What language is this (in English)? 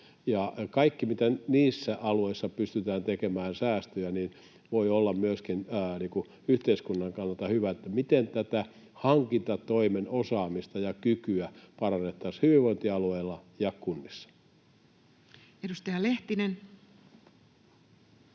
Finnish